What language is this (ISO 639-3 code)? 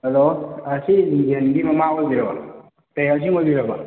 mni